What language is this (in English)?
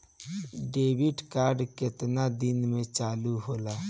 Bhojpuri